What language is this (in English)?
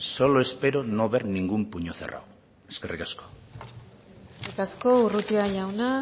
Basque